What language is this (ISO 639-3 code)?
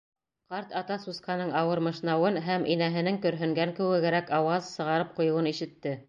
bak